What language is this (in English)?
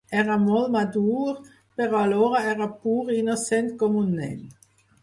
Catalan